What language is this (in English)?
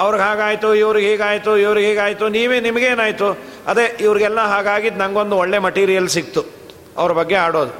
Kannada